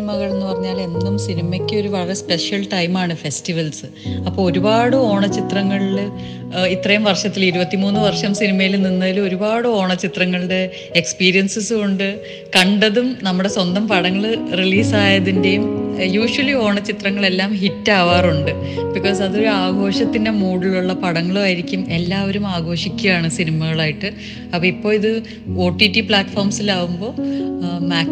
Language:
Malayalam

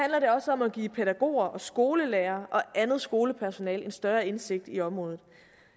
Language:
Danish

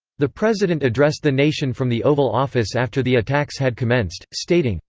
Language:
English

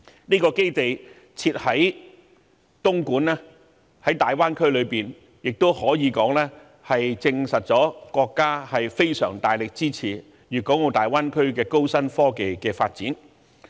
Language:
Cantonese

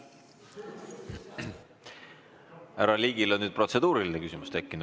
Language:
Estonian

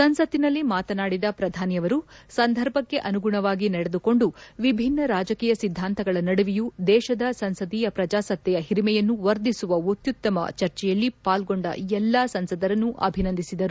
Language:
Kannada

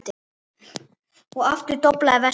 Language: Icelandic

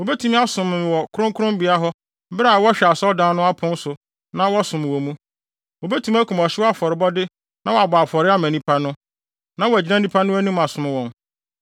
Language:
Akan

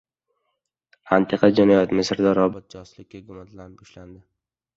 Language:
Uzbek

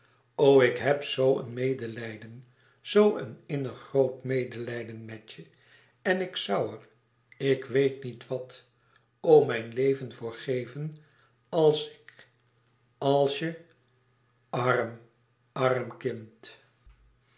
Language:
Dutch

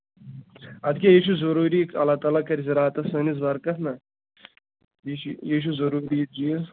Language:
Kashmiri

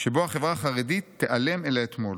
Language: Hebrew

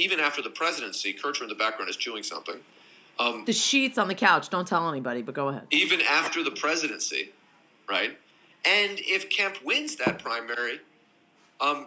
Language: English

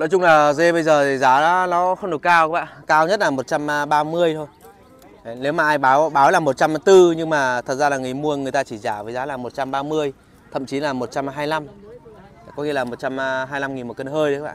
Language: Vietnamese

